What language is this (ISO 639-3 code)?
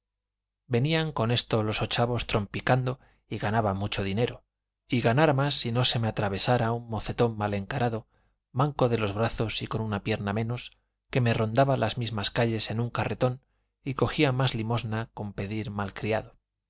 spa